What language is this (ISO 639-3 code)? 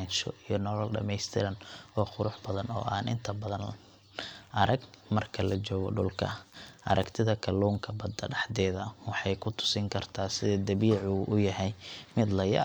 som